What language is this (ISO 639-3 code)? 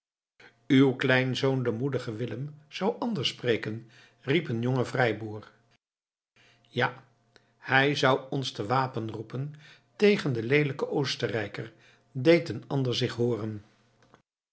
nld